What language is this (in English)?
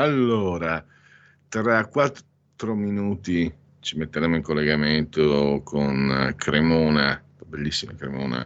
Italian